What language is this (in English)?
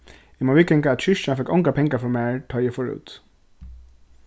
Faroese